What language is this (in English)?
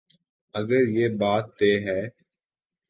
Urdu